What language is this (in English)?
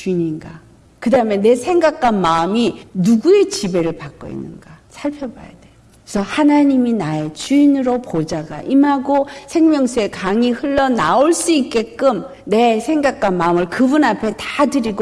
Korean